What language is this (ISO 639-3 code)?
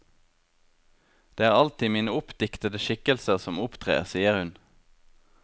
nor